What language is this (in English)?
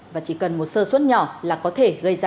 Vietnamese